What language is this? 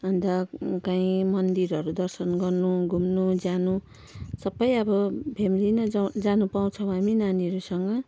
Nepali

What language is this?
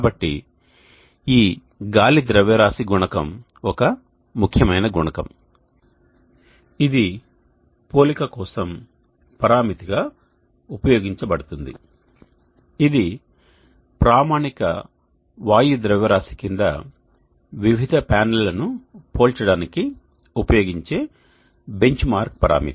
Telugu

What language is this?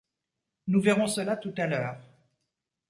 French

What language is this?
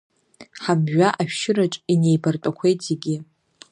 Abkhazian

